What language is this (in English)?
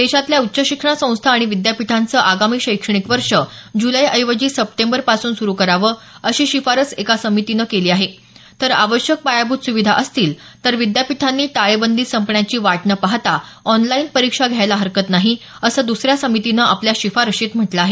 Marathi